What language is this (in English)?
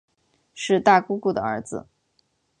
Chinese